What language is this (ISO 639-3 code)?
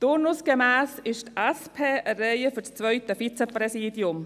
gsw